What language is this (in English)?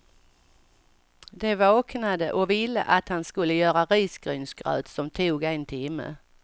Swedish